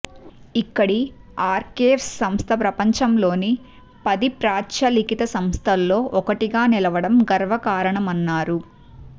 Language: Telugu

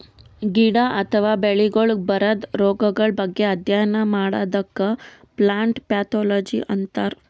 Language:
Kannada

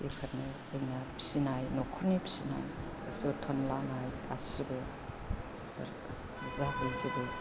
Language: Bodo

